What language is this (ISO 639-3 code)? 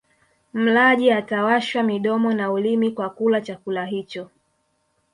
swa